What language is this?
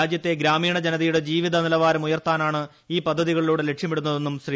Malayalam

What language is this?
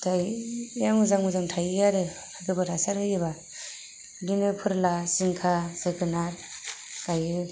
Bodo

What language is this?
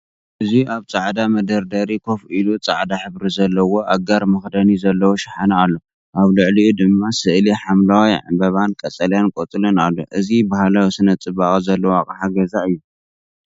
Tigrinya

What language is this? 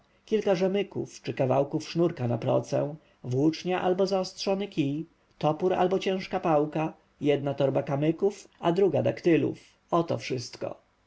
Polish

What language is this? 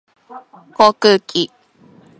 Japanese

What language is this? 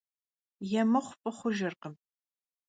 Kabardian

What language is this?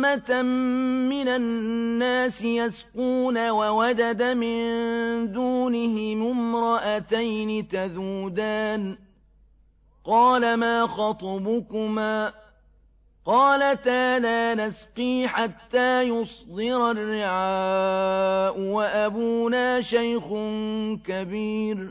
Arabic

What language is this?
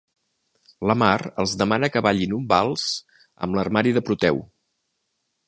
Catalan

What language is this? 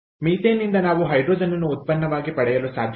Kannada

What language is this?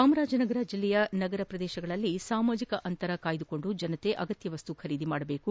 Kannada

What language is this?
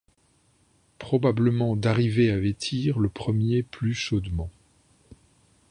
French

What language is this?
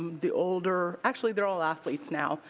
English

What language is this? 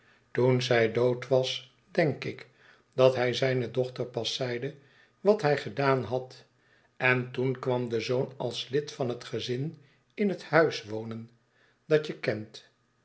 Dutch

